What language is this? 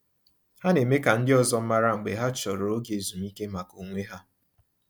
Igbo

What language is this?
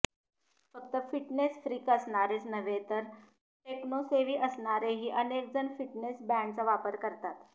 Marathi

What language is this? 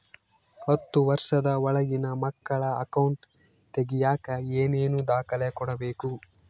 Kannada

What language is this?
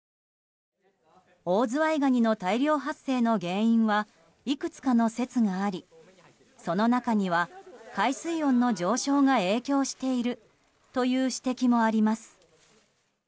Japanese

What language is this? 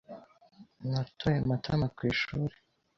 Kinyarwanda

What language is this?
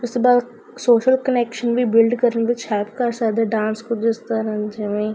Punjabi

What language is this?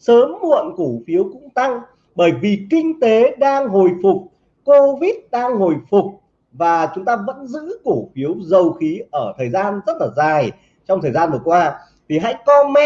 Vietnamese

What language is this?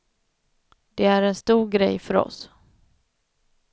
Swedish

